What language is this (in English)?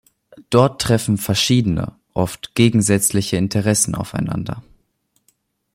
German